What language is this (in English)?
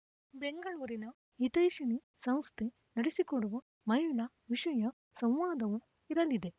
Kannada